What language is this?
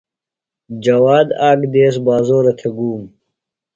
Phalura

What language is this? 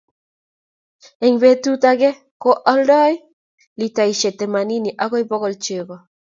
Kalenjin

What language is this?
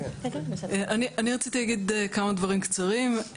Hebrew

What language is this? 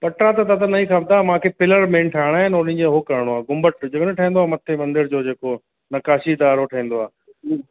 Sindhi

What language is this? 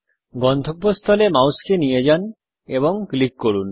Bangla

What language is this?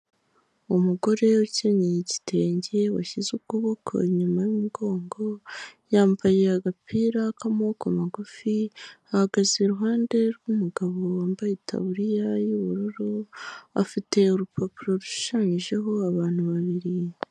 Kinyarwanda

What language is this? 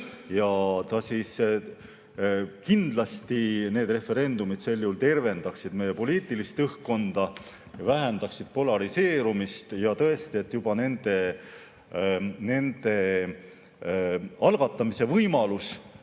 Estonian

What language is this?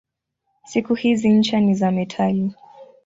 Swahili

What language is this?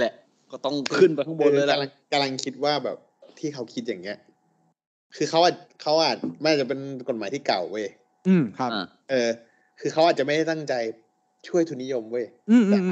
Thai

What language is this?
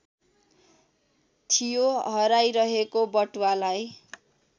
Nepali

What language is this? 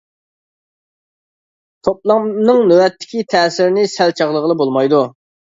Uyghur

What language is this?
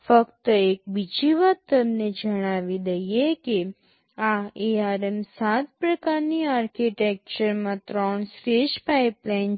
Gujarati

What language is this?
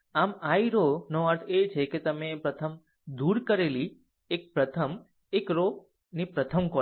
Gujarati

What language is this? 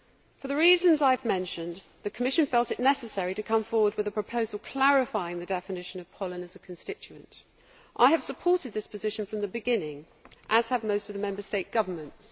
English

